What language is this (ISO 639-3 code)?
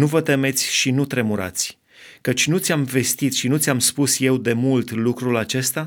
ron